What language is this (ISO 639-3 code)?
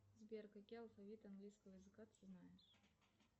rus